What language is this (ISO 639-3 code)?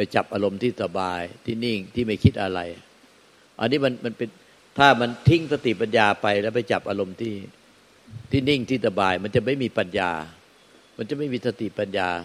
tha